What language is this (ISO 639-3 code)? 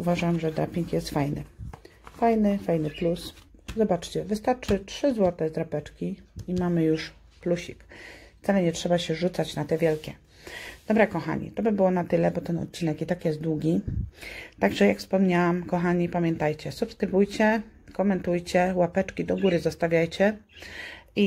pol